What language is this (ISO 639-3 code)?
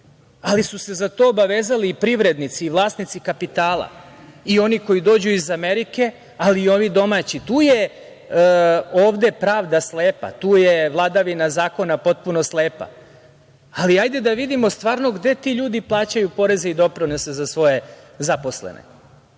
srp